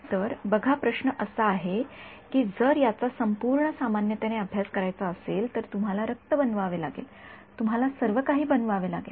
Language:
Marathi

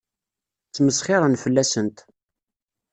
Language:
Kabyle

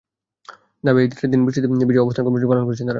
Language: Bangla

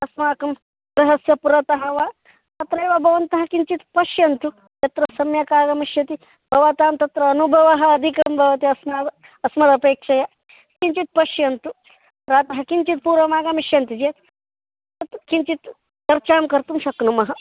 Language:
Sanskrit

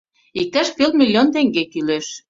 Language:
Mari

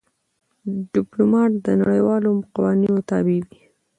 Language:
Pashto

